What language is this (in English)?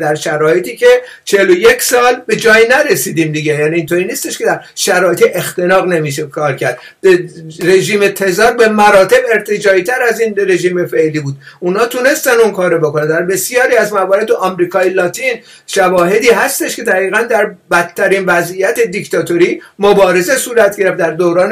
Persian